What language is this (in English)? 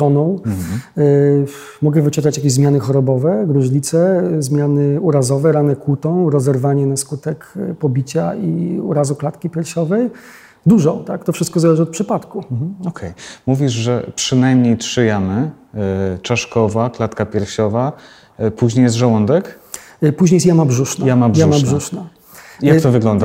Polish